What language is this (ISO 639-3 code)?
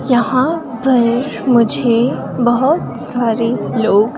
hin